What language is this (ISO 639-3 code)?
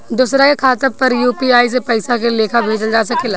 bho